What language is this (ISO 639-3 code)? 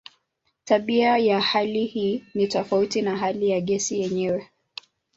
swa